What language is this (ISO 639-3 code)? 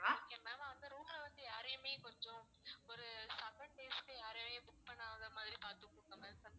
tam